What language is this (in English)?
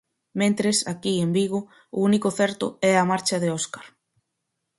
Galician